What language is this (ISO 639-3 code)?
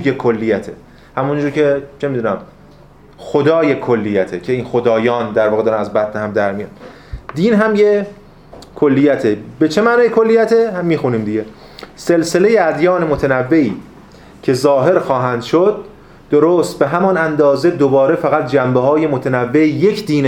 fas